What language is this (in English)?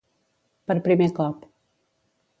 Catalan